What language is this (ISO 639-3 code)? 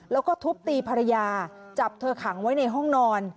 tha